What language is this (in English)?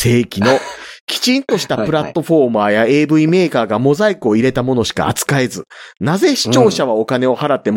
Japanese